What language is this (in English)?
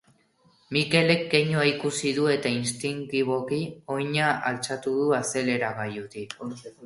Basque